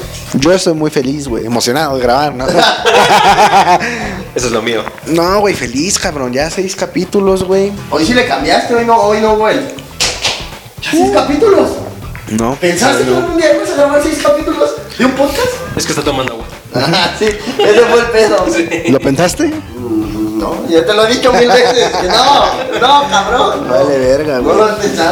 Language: Spanish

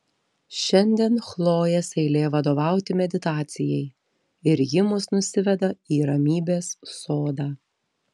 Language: Lithuanian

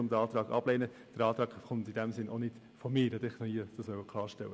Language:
Swiss German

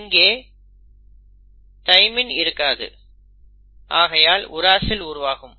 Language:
Tamil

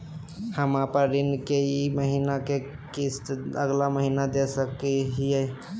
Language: Magahi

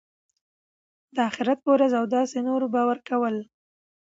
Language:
Pashto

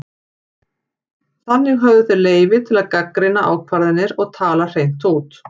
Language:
Icelandic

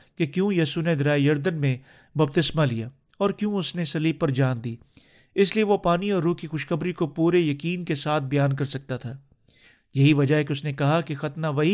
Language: Urdu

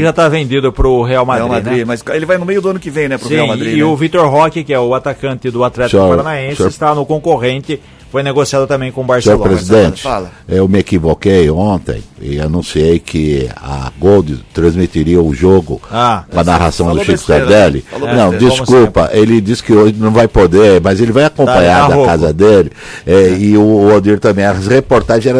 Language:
Portuguese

